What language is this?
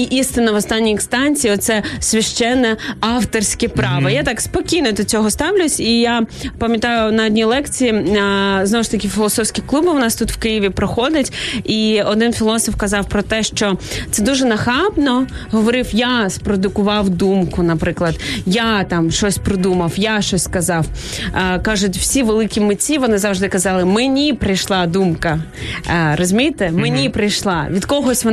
Ukrainian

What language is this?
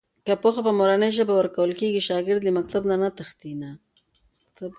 Pashto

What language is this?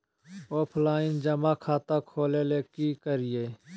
Magahi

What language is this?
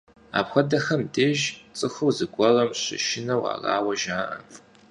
Kabardian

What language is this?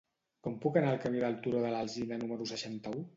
Catalan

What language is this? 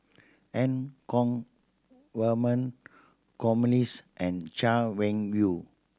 English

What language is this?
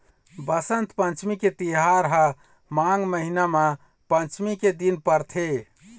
Chhattisgarhi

